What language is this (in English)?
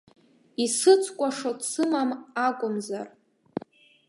Abkhazian